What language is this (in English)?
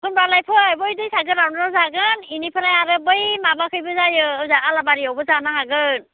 Bodo